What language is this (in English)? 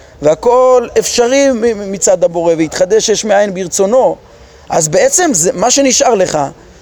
Hebrew